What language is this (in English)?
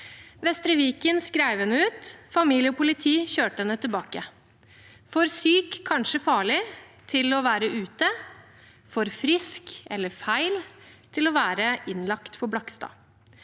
Norwegian